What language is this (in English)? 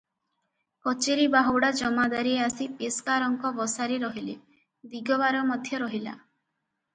Odia